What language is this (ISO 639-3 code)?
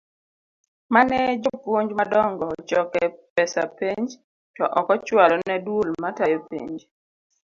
luo